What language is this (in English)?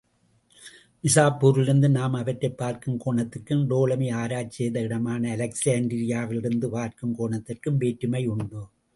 Tamil